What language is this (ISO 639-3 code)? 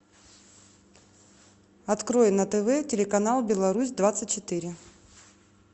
rus